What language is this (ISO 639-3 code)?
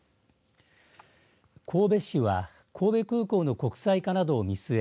jpn